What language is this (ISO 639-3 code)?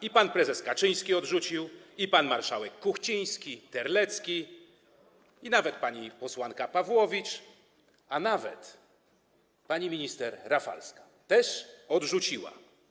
pol